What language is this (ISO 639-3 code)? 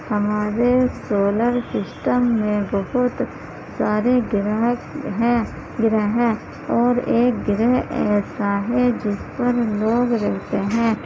urd